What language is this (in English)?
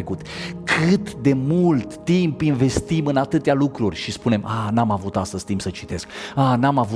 Romanian